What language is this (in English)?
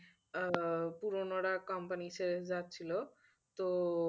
Bangla